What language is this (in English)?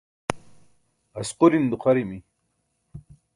Burushaski